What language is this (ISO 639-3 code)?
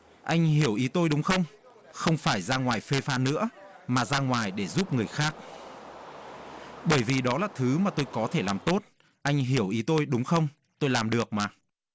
vie